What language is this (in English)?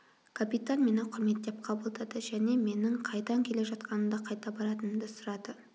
Kazakh